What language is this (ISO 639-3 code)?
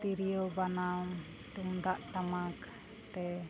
sat